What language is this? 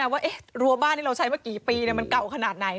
Thai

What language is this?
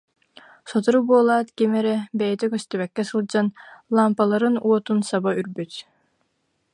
Yakut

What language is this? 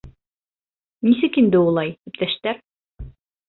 Bashkir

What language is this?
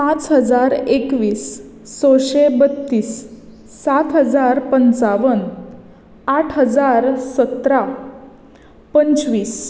Konkani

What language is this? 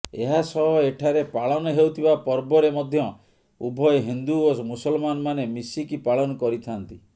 Odia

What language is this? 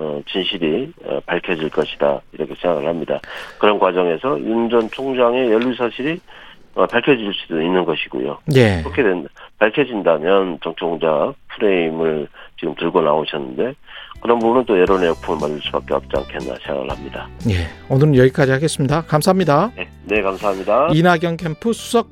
Korean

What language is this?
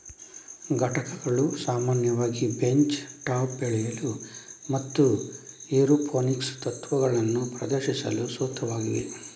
Kannada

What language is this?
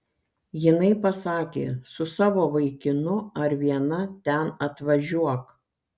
Lithuanian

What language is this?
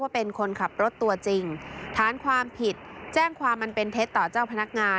Thai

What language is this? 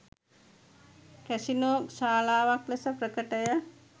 Sinhala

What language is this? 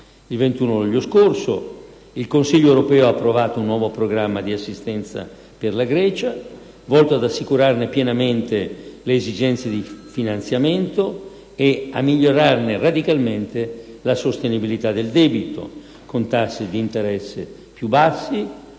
Italian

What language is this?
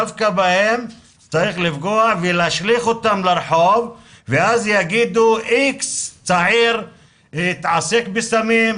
Hebrew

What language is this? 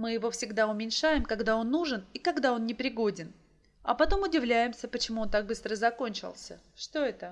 Russian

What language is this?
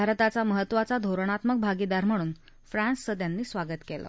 Marathi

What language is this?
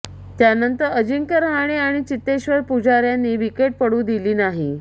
Marathi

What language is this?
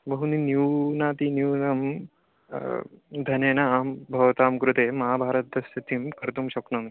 Sanskrit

